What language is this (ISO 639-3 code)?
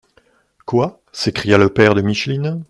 fra